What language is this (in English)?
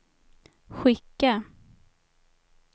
Swedish